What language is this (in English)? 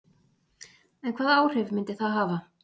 Icelandic